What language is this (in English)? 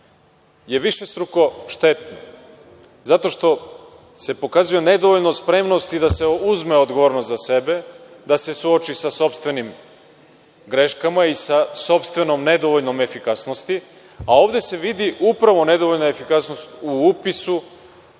Serbian